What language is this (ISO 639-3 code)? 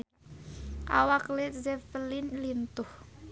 sun